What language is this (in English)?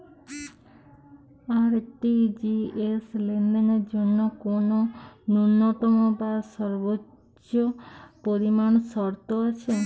Bangla